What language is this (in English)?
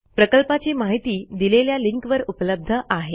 Marathi